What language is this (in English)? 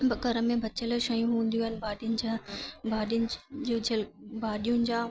Sindhi